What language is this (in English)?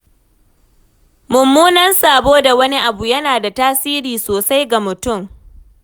Hausa